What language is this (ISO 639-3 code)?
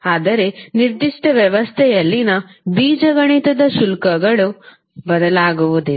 kan